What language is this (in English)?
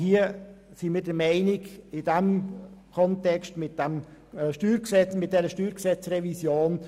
Swiss German